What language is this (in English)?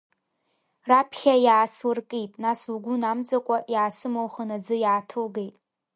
Abkhazian